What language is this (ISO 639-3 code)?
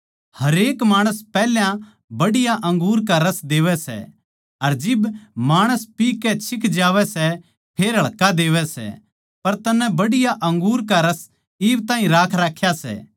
bgc